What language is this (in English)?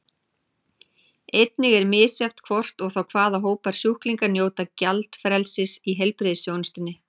Icelandic